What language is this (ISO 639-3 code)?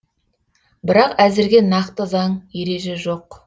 kaz